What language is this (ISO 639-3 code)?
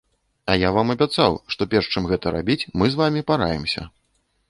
bel